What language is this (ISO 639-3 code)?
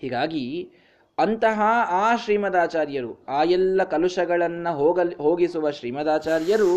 kan